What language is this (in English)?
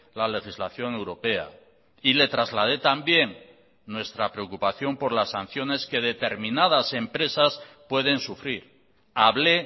Spanish